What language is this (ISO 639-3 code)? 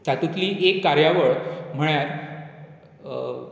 kok